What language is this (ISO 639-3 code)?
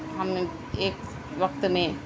urd